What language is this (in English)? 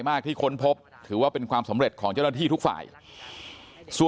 Thai